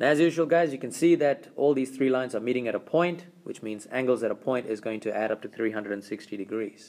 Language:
English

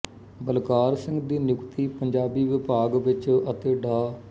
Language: Punjabi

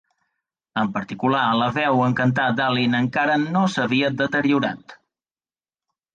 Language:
Catalan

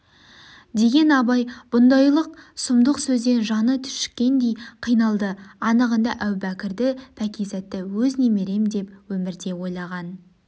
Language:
Kazakh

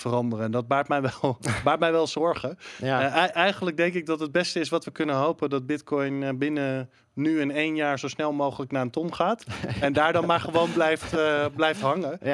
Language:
Dutch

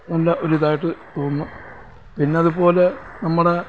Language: Malayalam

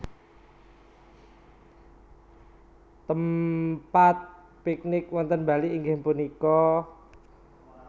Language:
Javanese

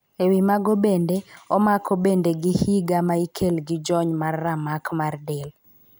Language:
Luo (Kenya and Tanzania)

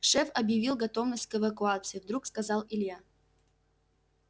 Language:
Russian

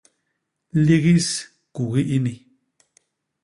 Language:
Basaa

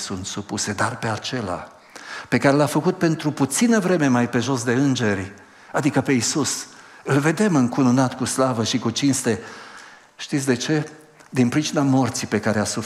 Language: Romanian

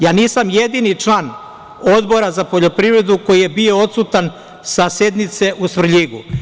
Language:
Serbian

